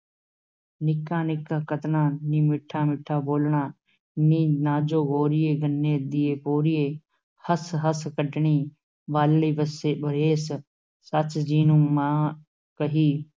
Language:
Punjabi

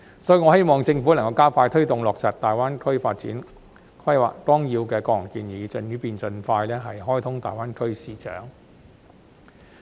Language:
Cantonese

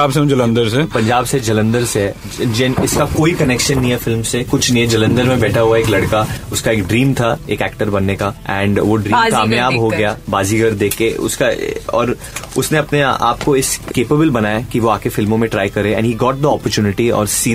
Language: Hindi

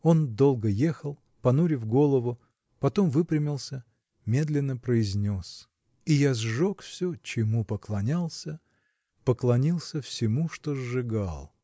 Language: Russian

